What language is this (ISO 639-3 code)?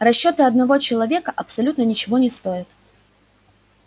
rus